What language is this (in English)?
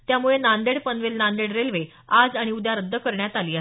Marathi